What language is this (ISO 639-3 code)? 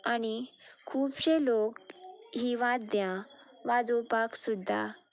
kok